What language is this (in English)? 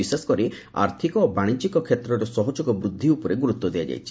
Odia